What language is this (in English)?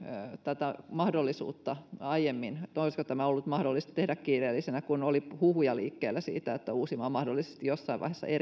Finnish